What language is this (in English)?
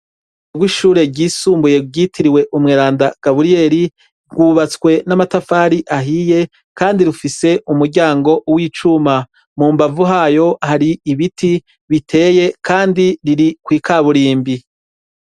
Rundi